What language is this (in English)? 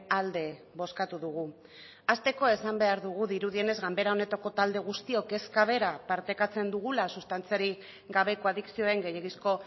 Basque